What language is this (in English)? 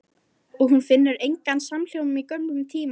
Icelandic